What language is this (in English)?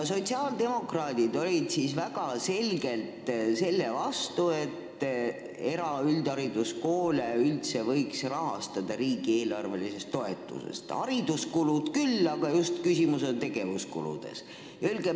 Estonian